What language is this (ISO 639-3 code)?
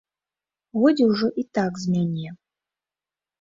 bel